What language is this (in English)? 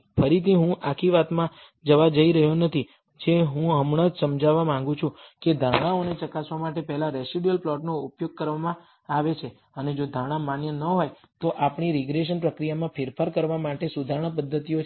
Gujarati